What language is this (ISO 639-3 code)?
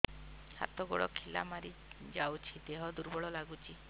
ori